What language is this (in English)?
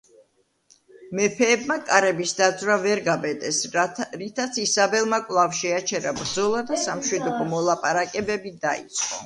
Georgian